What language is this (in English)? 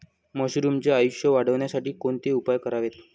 Marathi